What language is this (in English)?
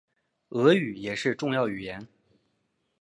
Chinese